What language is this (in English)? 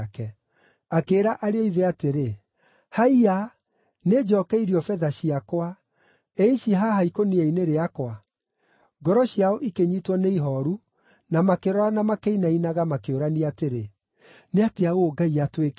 Kikuyu